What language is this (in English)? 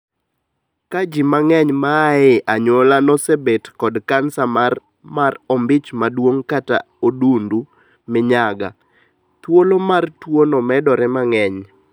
Luo (Kenya and Tanzania)